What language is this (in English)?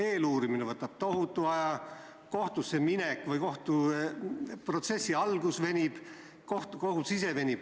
Estonian